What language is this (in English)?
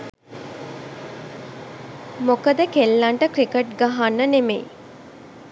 Sinhala